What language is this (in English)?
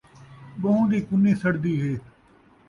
Saraiki